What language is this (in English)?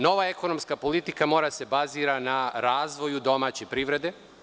Serbian